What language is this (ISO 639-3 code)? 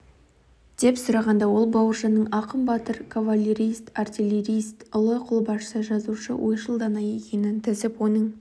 kaz